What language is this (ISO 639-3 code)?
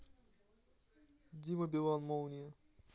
rus